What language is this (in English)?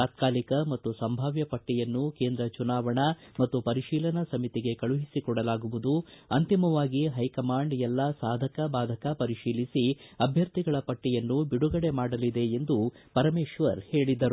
Kannada